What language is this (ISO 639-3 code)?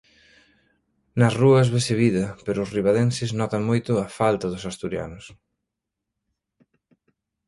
glg